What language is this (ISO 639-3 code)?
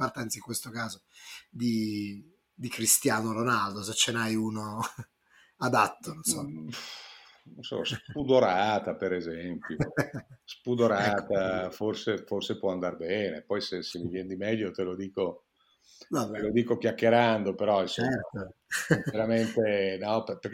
ita